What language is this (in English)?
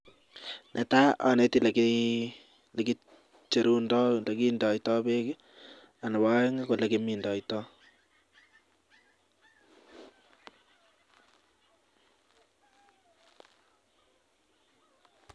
Kalenjin